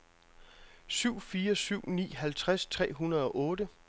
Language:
Danish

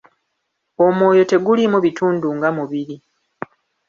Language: Ganda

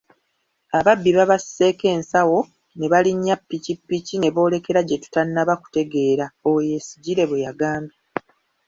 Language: Ganda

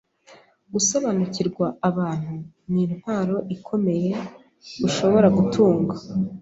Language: Kinyarwanda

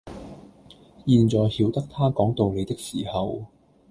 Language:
Cantonese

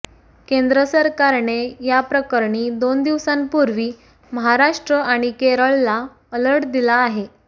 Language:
Marathi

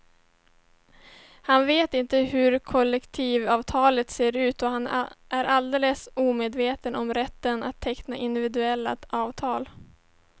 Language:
Swedish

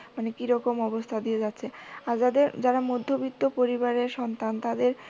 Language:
Bangla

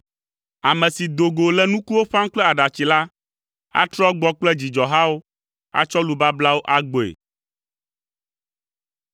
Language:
Ewe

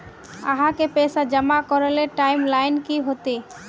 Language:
Magahi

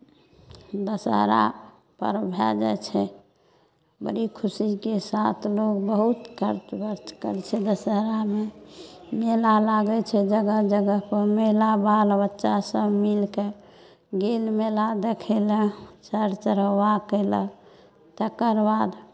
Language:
Maithili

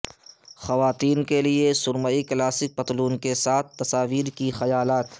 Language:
Urdu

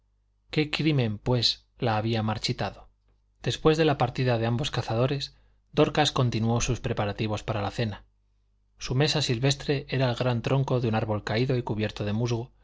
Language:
Spanish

